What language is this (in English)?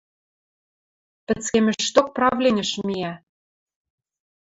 Western Mari